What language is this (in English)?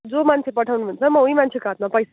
Nepali